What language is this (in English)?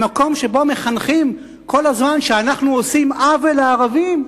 Hebrew